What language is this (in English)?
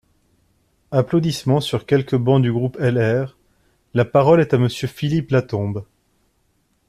French